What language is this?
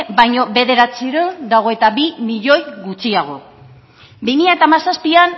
Basque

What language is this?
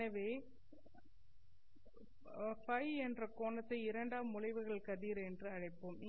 Tamil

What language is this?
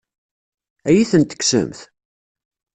Kabyle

